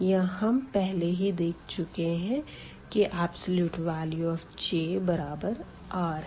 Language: Hindi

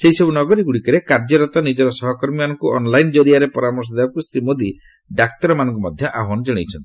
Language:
Odia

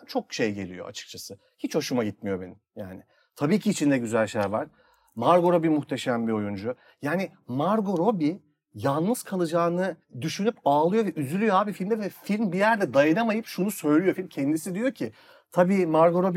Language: Turkish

